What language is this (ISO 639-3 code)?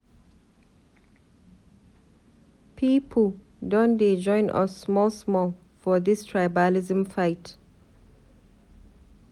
pcm